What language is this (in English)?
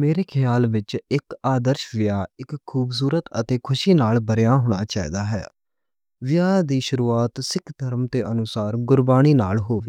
Western Panjabi